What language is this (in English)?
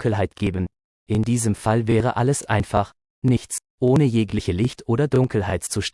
German